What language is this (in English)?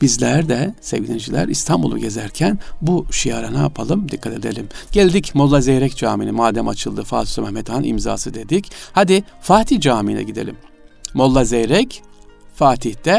Turkish